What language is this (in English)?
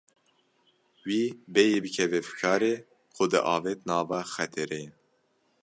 Kurdish